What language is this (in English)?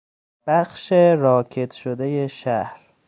Persian